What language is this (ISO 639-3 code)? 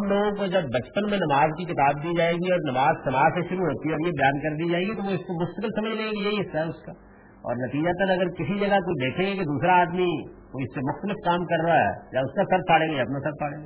urd